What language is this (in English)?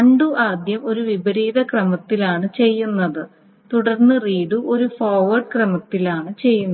Malayalam